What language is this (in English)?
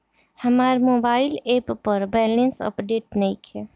Bhojpuri